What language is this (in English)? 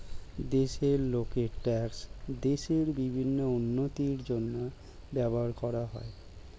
Bangla